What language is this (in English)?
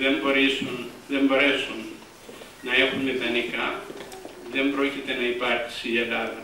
Greek